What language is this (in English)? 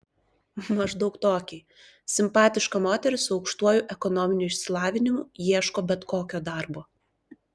Lithuanian